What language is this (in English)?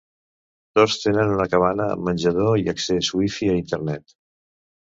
Catalan